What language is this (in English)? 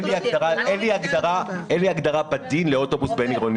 Hebrew